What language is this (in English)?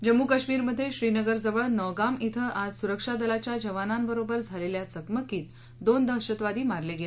Marathi